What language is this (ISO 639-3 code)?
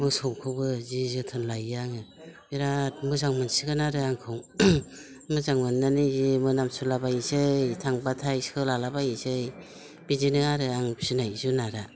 brx